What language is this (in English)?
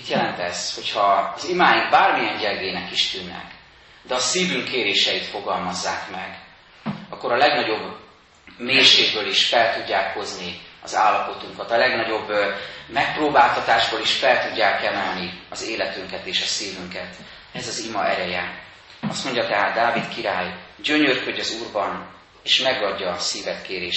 Hungarian